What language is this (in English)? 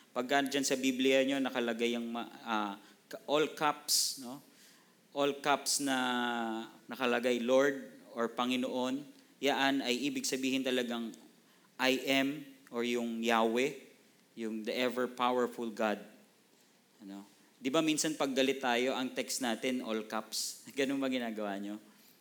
Filipino